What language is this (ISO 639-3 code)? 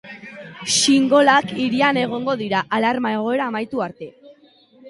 eus